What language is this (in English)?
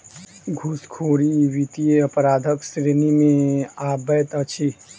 Maithili